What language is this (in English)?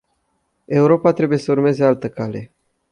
Romanian